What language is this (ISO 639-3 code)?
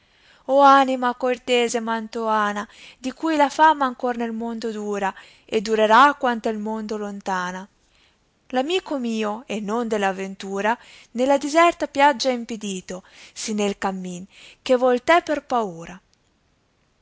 ita